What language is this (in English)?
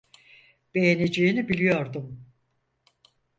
Turkish